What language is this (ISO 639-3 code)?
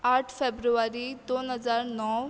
kok